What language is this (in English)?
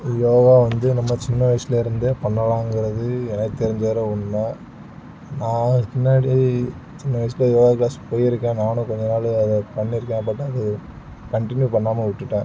Tamil